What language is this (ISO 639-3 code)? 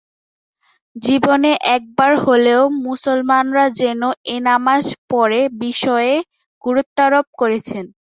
ben